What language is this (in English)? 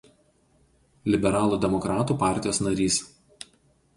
Lithuanian